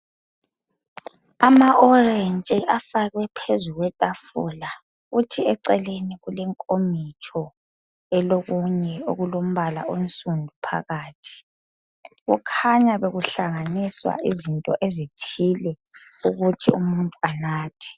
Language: North Ndebele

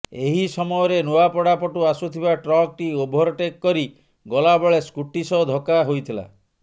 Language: Odia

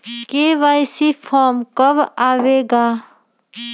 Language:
Magahi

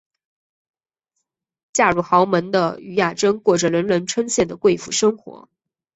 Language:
Chinese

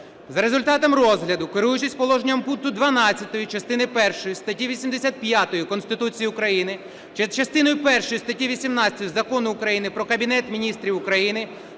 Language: Ukrainian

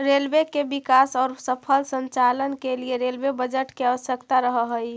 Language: Magahi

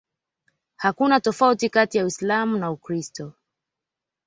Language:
Swahili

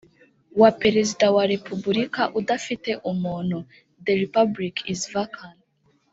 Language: Kinyarwanda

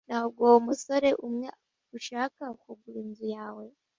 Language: Kinyarwanda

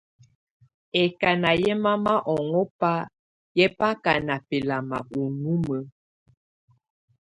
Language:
Tunen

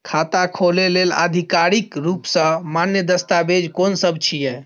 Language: Maithili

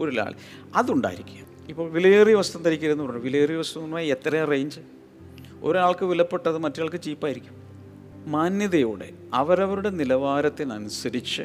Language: Malayalam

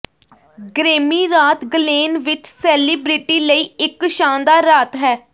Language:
Punjabi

